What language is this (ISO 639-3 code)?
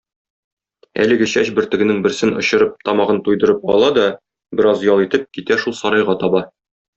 tat